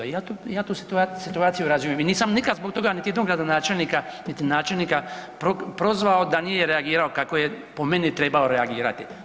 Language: Croatian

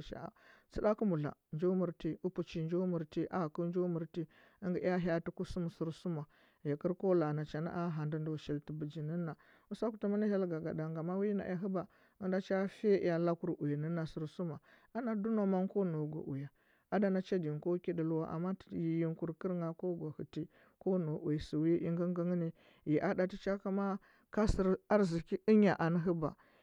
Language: Huba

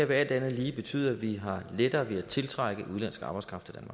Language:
Danish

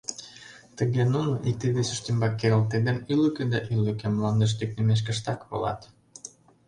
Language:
Mari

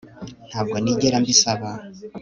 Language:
Kinyarwanda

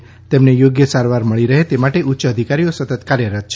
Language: Gujarati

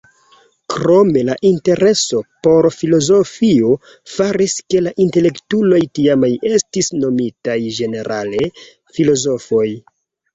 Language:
Esperanto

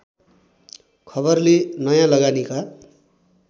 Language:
Nepali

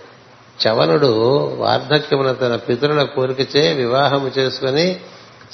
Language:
Telugu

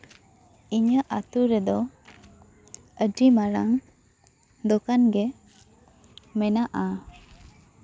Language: Santali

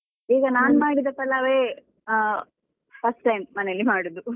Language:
Kannada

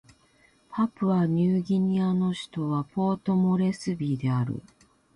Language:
Japanese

